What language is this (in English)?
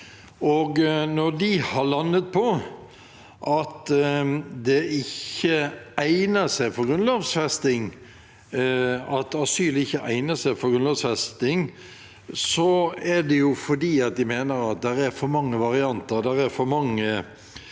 Norwegian